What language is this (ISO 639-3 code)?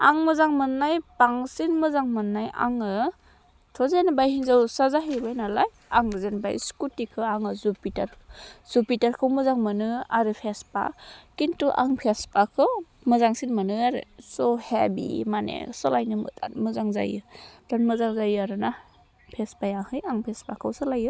brx